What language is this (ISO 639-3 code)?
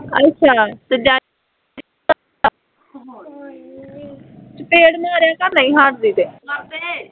pan